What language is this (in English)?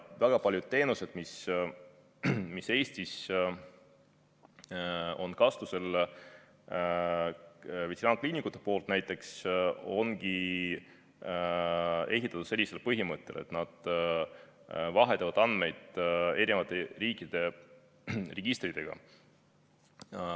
Estonian